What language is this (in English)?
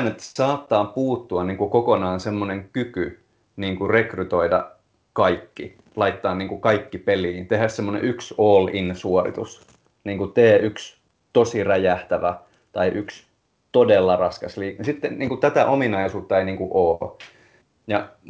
Finnish